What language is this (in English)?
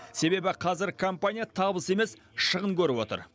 Kazakh